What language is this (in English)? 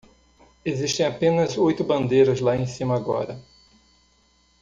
Portuguese